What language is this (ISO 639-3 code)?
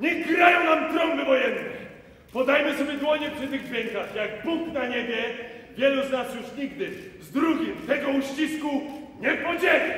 pol